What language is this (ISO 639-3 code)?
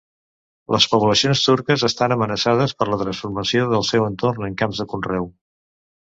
cat